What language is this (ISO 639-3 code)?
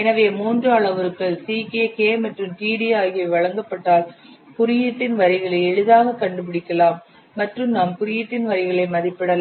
tam